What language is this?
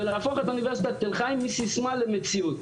Hebrew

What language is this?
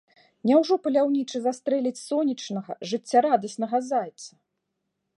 Belarusian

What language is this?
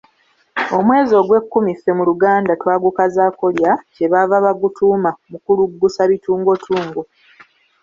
Ganda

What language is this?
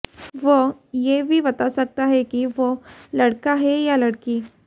Hindi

